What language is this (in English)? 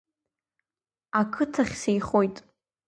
Abkhazian